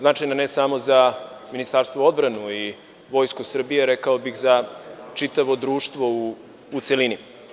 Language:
Serbian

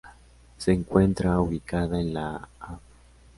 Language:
Spanish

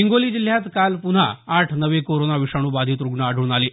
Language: Marathi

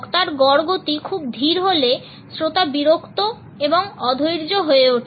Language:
Bangla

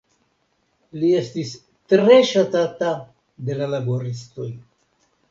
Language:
Esperanto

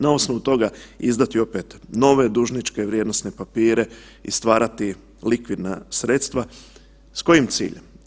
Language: Croatian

